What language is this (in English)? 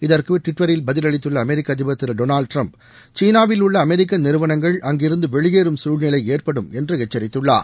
Tamil